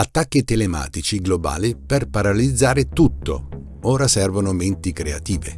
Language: Italian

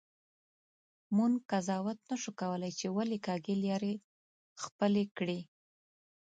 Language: Pashto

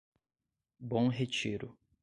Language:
Portuguese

